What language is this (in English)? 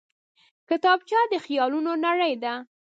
Pashto